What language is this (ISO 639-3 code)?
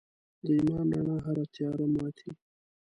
pus